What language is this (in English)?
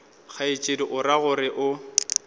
Northern Sotho